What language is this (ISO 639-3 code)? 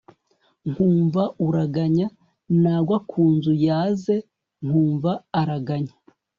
kin